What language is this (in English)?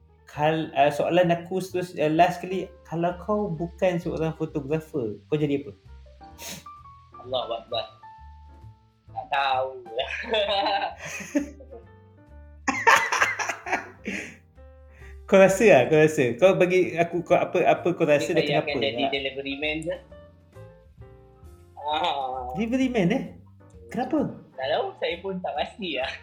Malay